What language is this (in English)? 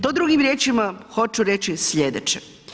Croatian